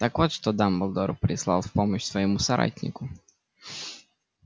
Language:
Russian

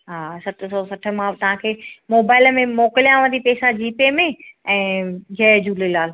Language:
Sindhi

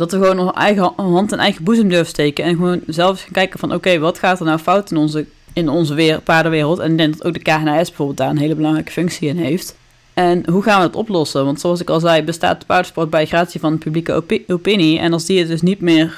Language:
Dutch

